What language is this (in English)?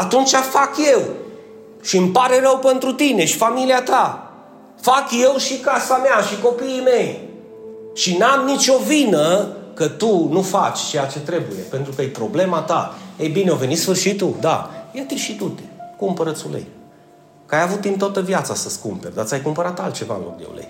Romanian